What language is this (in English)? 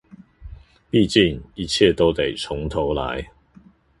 Chinese